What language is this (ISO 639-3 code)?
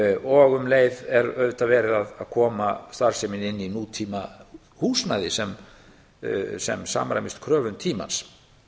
isl